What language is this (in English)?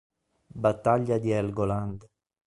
Italian